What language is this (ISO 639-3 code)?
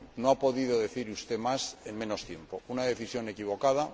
spa